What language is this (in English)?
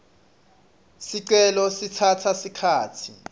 Swati